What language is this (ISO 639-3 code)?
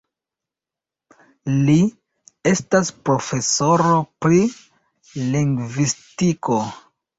epo